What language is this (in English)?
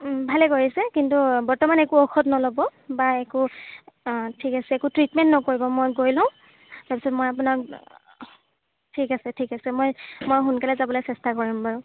Assamese